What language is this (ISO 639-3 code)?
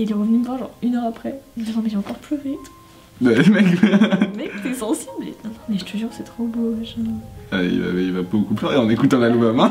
fra